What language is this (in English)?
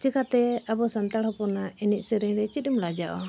Santali